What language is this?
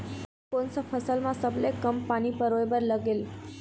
Chhattisgarhi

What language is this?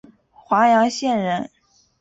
Chinese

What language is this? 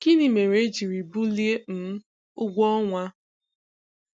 Igbo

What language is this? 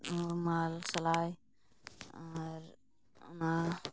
Santali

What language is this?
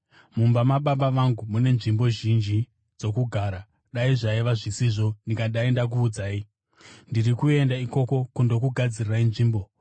Shona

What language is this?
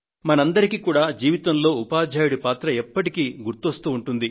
Telugu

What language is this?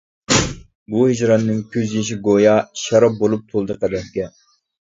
Uyghur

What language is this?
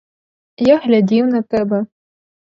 Ukrainian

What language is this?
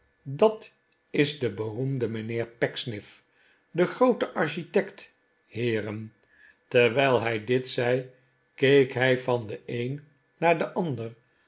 Dutch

